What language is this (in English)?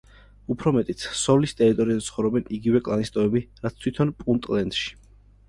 Georgian